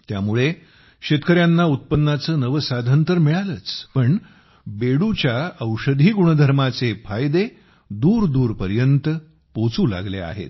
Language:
Marathi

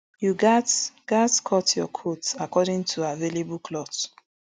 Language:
Nigerian Pidgin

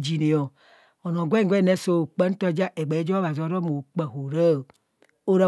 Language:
Kohumono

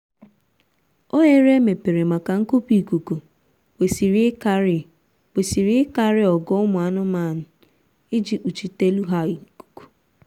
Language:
Igbo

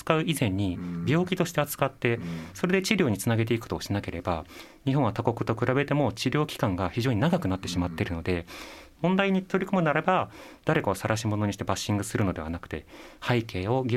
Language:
Japanese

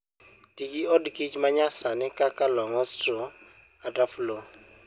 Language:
Luo (Kenya and Tanzania)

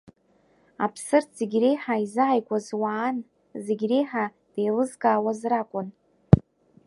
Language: Abkhazian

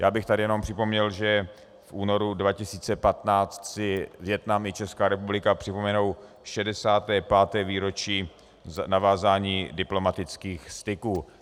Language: Czech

